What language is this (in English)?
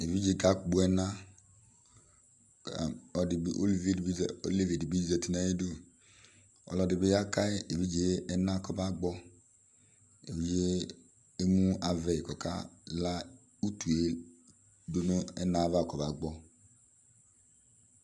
Ikposo